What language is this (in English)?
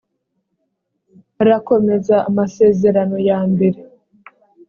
Kinyarwanda